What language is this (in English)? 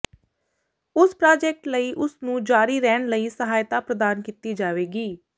Punjabi